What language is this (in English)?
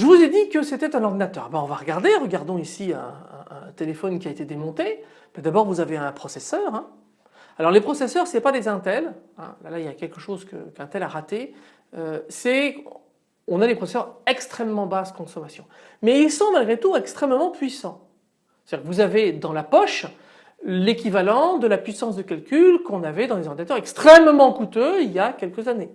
French